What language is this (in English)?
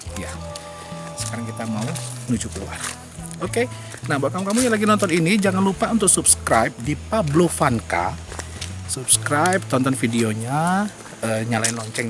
Indonesian